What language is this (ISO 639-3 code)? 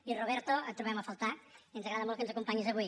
cat